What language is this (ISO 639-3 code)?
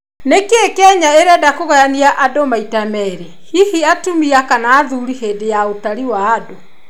kik